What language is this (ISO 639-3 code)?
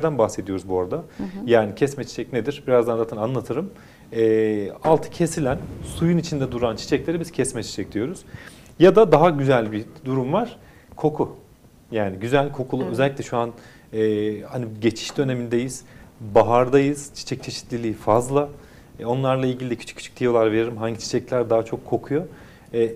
tur